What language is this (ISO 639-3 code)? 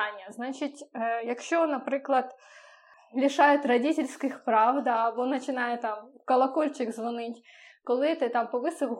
ukr